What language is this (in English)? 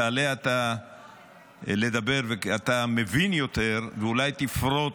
Hebrew